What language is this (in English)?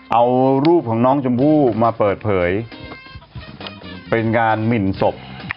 Thai